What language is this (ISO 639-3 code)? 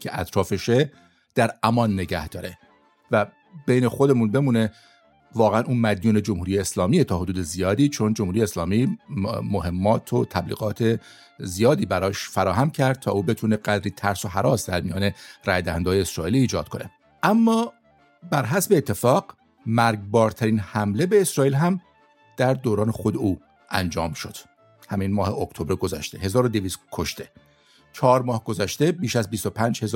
fas